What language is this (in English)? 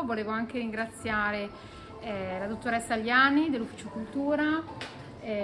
Italian